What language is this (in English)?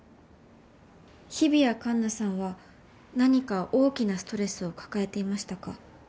Japanese